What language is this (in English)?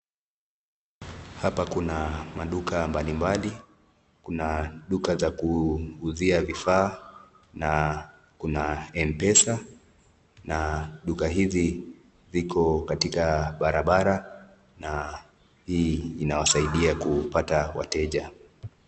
Swahili